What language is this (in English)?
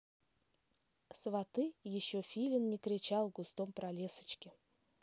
Russian